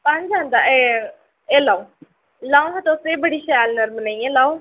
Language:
Dogri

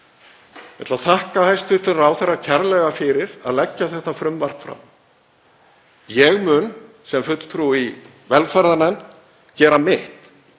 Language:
Icelandic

